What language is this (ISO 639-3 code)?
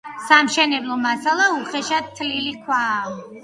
kat